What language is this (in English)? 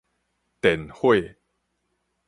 Min Nan Chinese